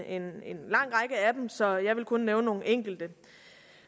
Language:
Danish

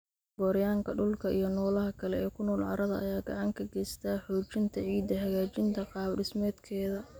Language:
Somali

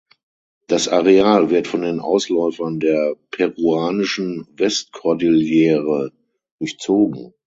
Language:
German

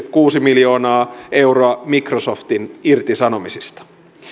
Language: Finnish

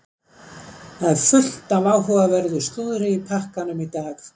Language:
Icelandic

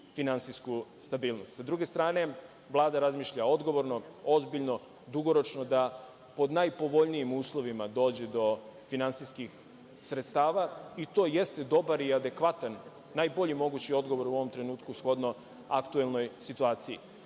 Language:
Serbian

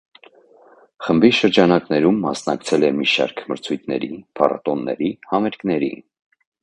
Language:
Armenian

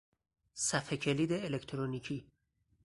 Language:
Persian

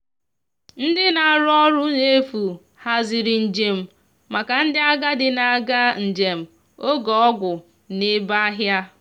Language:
Igbo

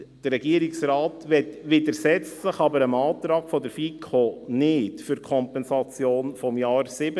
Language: Swiss German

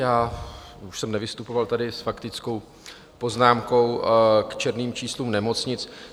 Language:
Czech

